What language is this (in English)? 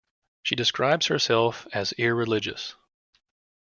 English